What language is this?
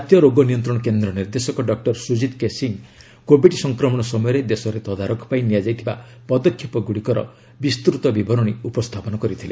Odia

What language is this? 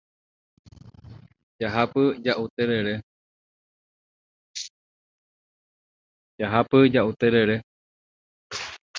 Guarani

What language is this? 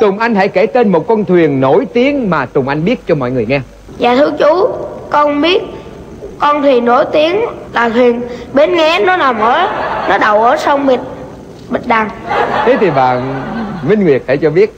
Vietnamese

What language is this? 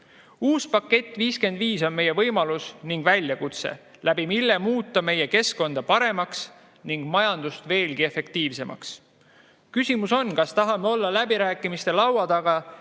Estonian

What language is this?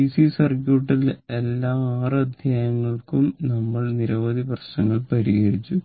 Malayalam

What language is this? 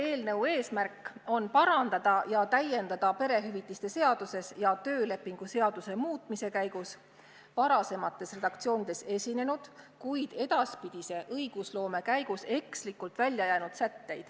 Estonian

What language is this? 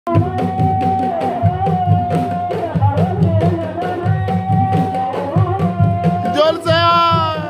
Arabic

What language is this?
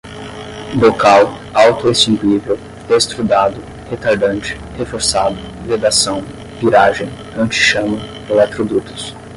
Portuguese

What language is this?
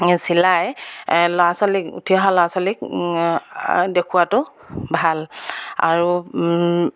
Assamese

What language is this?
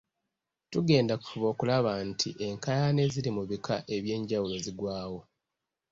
Ganda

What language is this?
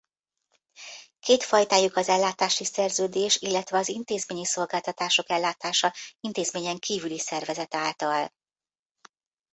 Hungarian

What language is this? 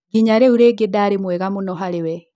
Kikuyu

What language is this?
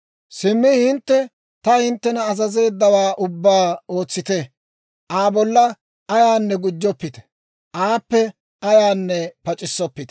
Dawro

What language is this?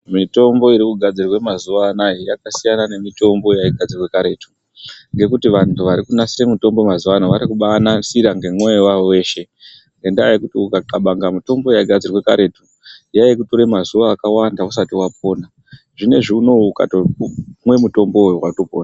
Ndau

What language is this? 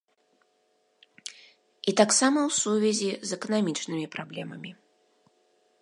Belarusian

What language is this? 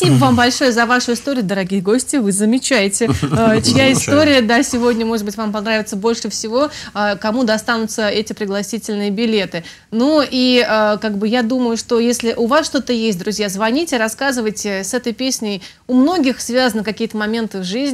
Russian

